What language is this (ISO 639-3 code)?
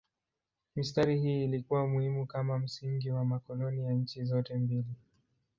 swa